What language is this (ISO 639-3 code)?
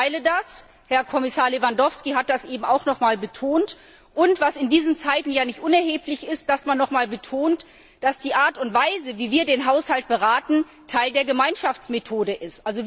deu